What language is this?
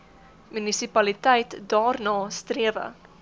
Afrikaans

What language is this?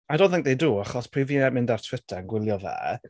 Welsh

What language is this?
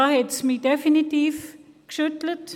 Swiss German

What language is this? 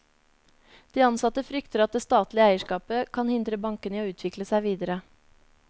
Norwegian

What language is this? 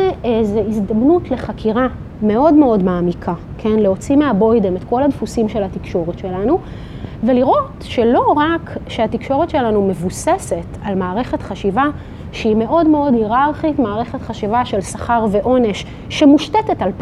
Hebrew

